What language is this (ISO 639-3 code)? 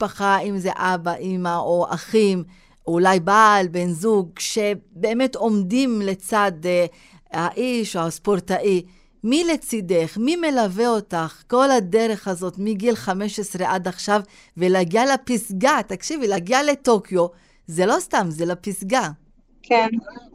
heb